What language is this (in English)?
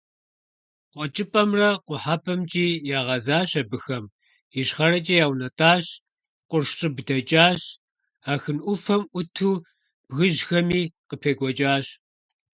Kabardian